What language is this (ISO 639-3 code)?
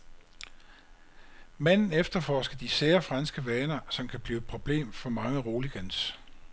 dan